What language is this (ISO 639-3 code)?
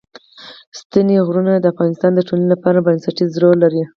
pus